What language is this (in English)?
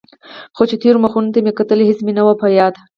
Pashto